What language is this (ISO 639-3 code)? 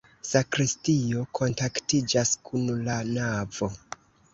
epo